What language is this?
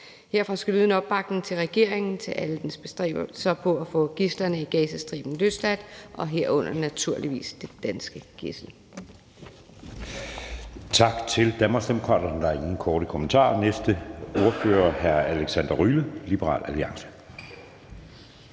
Danish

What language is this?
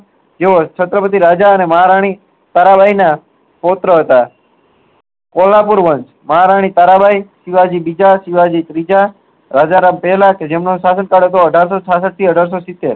Gujarati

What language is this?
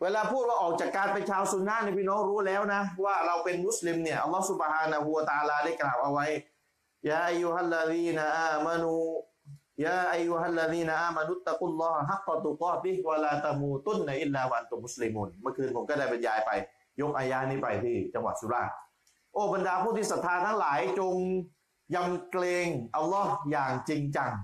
Thai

